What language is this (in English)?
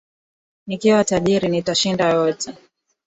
Swahili